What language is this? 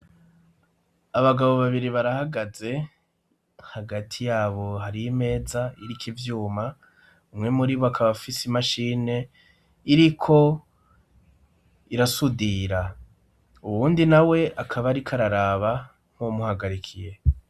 Rundi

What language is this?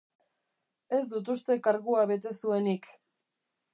Basque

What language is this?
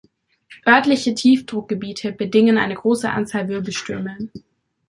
German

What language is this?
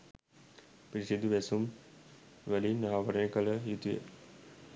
Sinhala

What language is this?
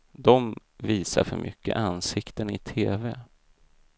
Swedish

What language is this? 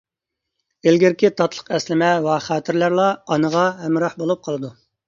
Uyghur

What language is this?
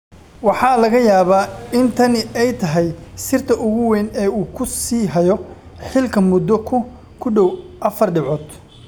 Somali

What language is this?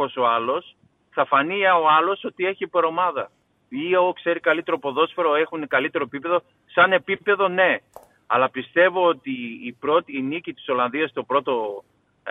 Greek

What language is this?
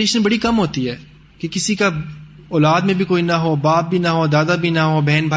Urdu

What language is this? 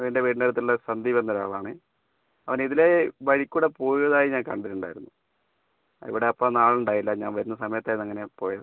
Malayalam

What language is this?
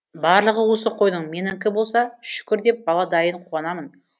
Kazakh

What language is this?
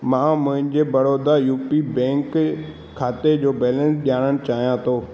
Sindhi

